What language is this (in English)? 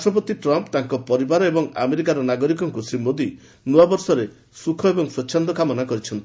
Odia